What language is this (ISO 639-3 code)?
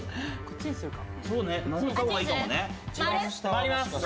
jpn